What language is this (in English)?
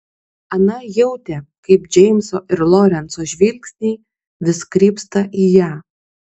Lithuanian